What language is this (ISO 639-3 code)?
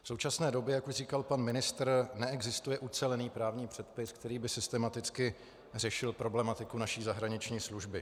ces